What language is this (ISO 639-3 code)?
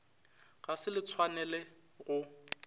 nso